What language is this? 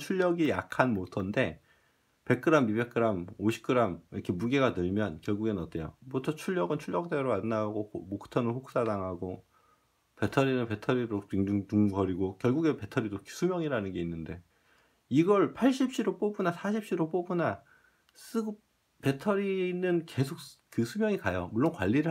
Korean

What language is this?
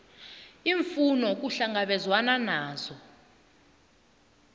South Ndebele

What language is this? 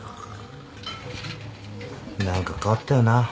Japanese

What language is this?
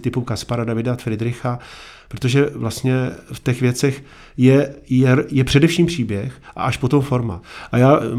Czech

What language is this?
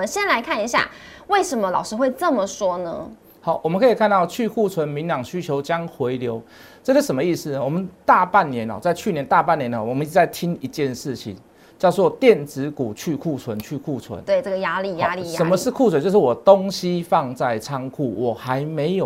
Chinese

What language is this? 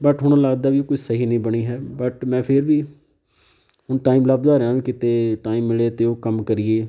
Punjabi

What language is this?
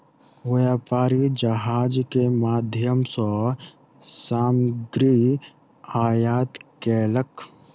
Maithili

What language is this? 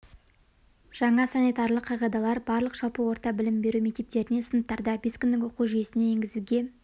Kazakh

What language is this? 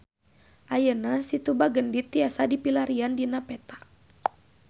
Sundanese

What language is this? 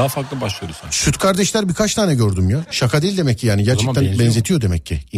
Turkish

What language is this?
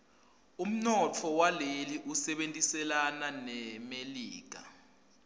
Swati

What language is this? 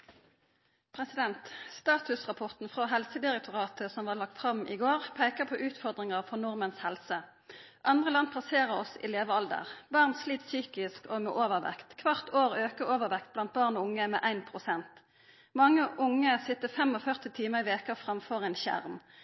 Norwegian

